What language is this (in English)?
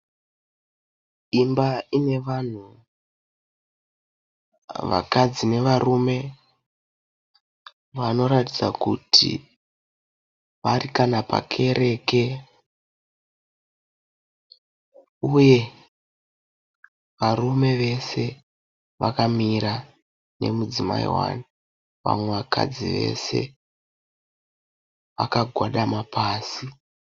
Shona